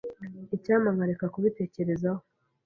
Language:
Kinyarwanda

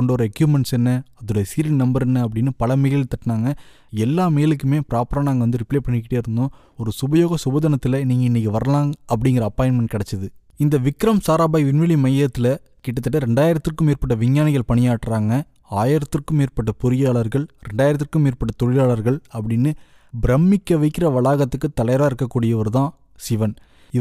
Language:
Tamil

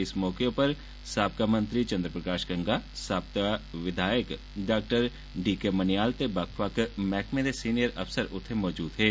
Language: Dogri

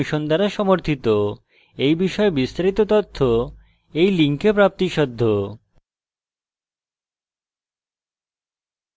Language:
Bangla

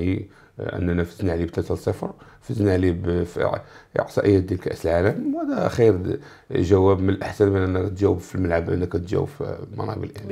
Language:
Arabic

